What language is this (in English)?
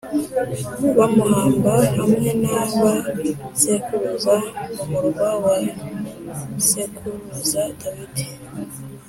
Kinyarwanda